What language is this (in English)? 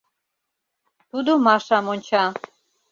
Mari